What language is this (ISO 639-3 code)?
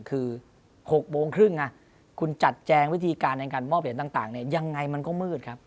tha